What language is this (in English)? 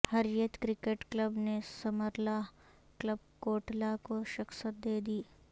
Urdu